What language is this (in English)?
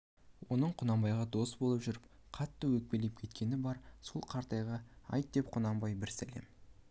Kazakh